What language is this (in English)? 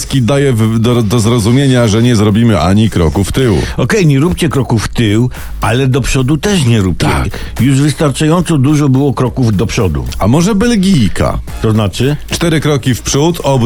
Polish